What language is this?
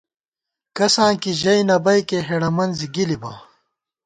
Gawar-Bati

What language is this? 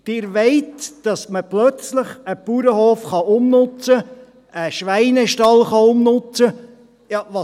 Swiss German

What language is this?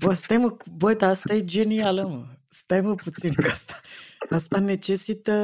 Romanian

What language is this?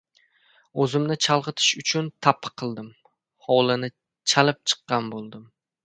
Uzbek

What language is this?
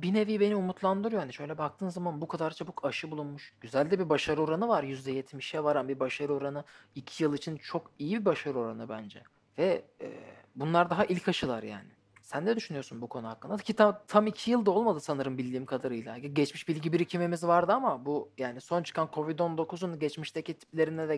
Turkish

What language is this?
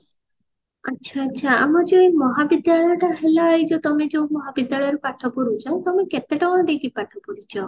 Odia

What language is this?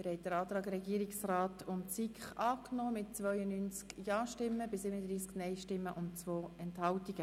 Swiss German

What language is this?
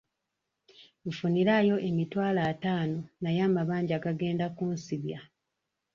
Ganda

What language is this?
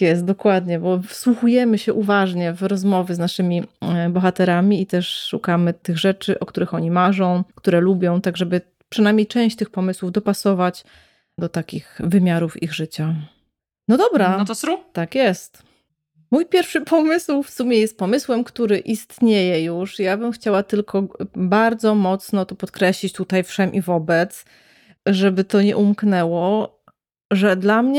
Polish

